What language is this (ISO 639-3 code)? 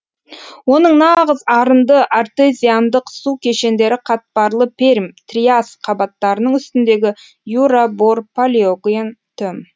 kaz